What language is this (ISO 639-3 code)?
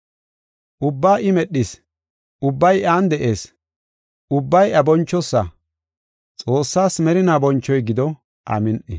gof